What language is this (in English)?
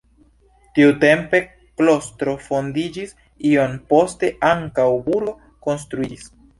Esperanto